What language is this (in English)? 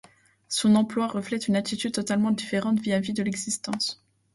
French